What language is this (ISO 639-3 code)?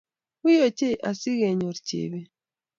kln